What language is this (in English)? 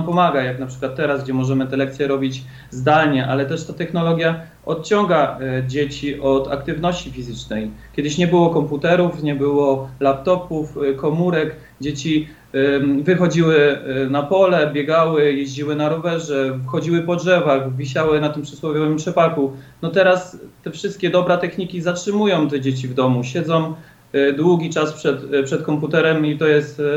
Polish